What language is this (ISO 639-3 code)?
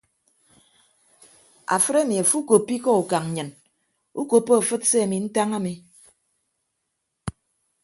ibb